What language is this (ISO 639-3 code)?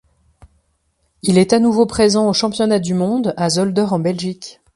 fra